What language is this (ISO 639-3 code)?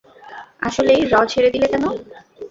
ben